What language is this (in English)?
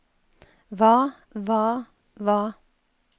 Norwegian